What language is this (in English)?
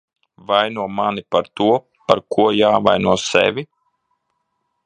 Latvian